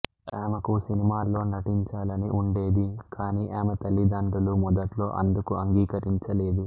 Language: Telugu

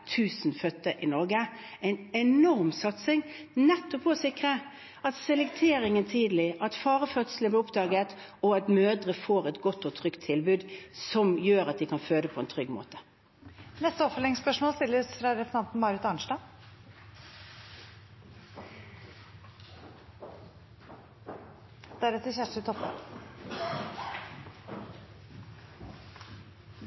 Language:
Norwegian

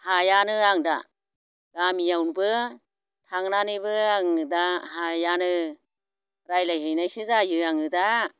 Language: Bodo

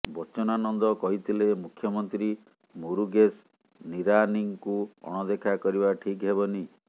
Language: Odia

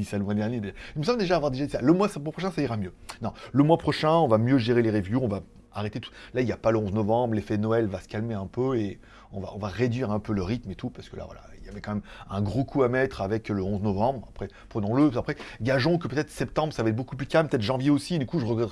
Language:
French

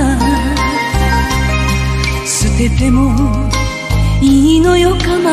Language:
Romanian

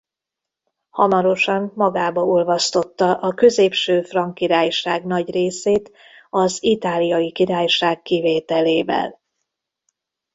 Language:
Hungarian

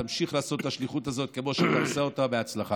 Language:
Hebrew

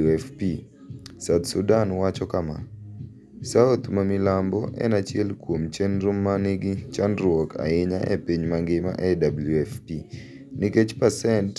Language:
Luo (Kenya and Tanzania)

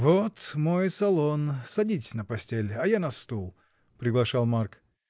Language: Russian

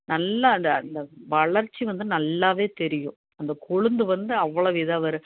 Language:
Tamil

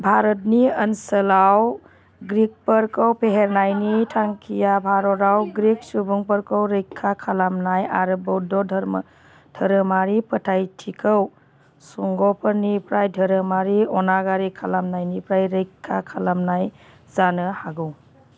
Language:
Bodo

